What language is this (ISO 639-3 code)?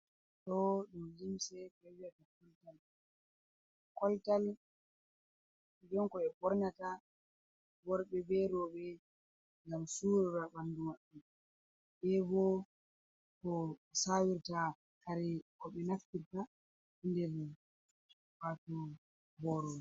ful